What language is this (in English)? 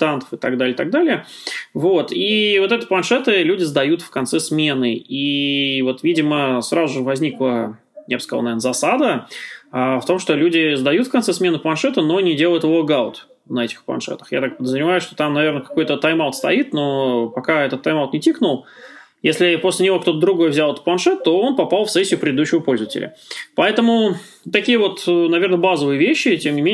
Russian